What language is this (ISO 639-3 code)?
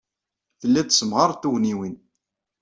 kab